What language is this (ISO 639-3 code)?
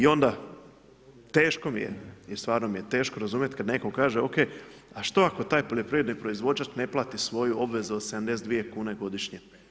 hrv